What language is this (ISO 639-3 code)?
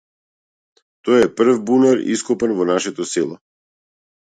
mkd